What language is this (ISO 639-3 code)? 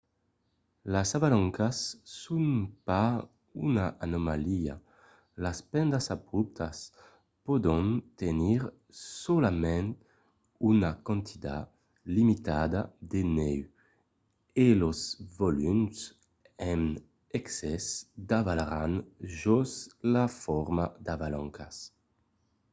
oci